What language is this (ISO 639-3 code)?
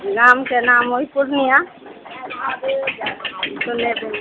mai